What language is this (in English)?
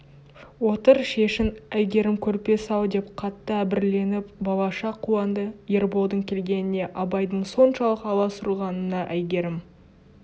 Kazakh